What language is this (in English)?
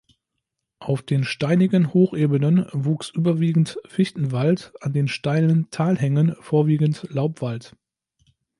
German